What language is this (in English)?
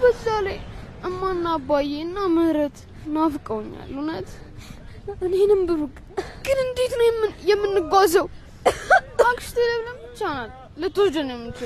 Amharic